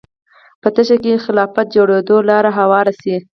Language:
Pashto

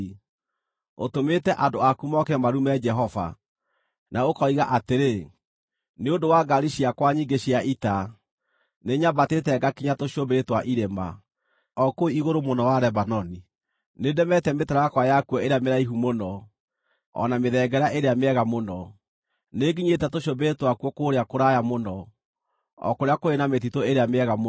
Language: Kikuyu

